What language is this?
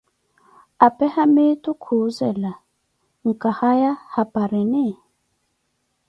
Koti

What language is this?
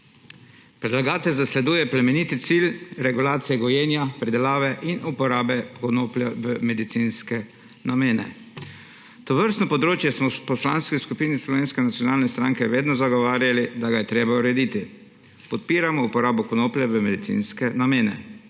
Slovenian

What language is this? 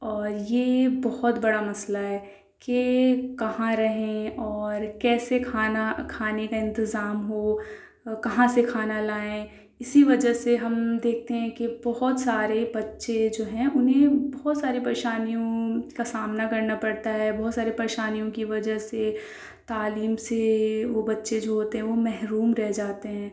Urdu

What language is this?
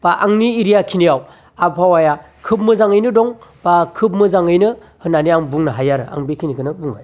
Bodo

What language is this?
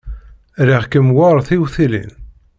Kabyle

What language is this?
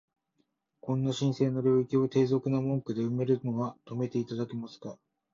Japanese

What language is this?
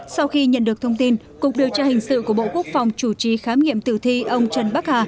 Vietnamese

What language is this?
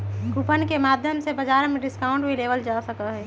Magahi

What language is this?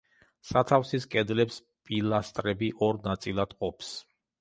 Georgian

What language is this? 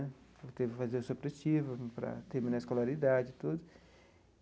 Portuguese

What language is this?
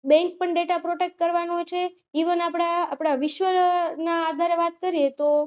Gujarati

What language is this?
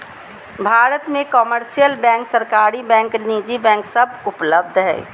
Magahi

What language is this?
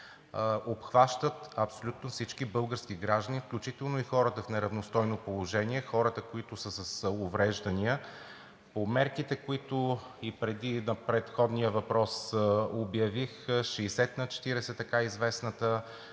Bulgarian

